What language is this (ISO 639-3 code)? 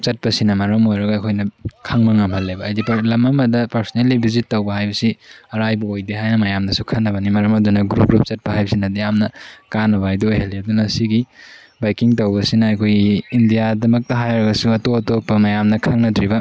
mni